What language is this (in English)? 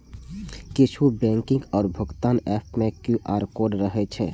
Maithili